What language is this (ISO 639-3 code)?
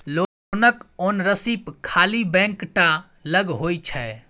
mai